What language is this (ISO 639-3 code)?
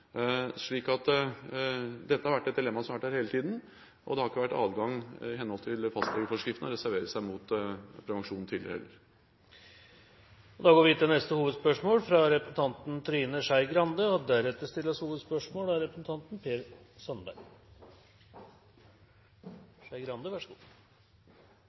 nor